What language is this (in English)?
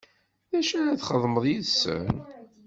Kabyle